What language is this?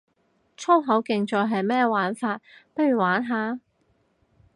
Cantonese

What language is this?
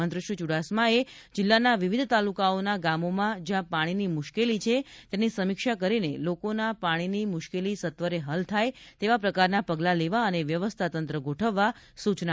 Gujarati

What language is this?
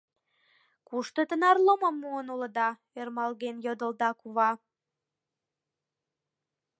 Mari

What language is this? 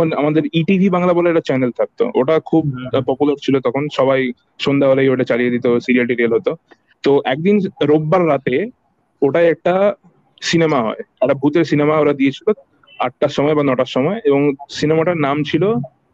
Bangla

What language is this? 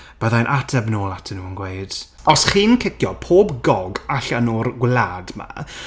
Welsh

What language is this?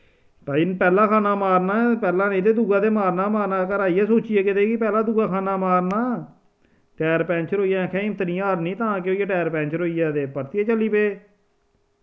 Dogri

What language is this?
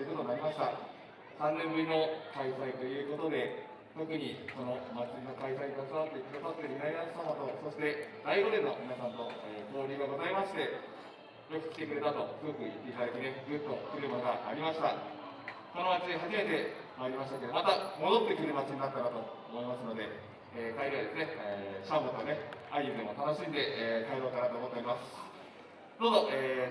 Japanese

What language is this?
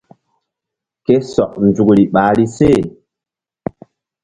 Mbum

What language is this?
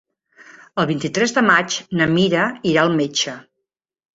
Catalan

